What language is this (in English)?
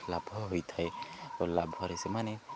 Odia